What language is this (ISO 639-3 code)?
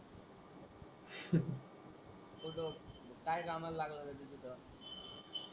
mar